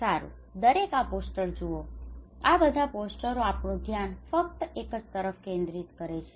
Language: Gujarati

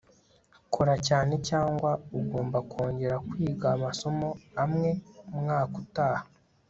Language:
Kinyarwanda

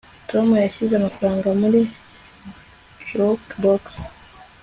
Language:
Kinyarwanda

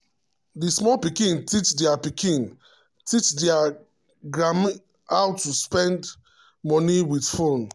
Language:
Nigerian Pidgin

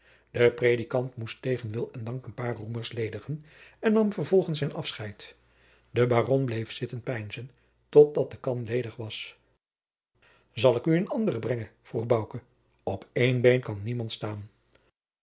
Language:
Dutch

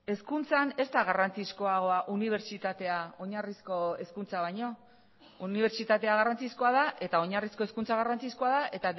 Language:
Basque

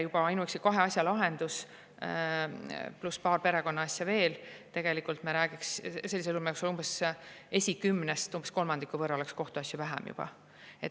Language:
Estonian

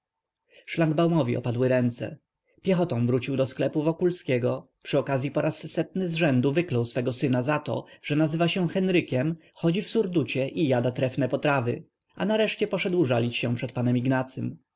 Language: Polish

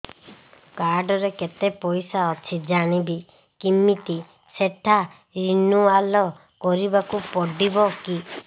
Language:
Odia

